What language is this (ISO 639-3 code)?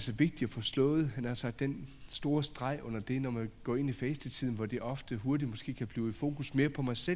dan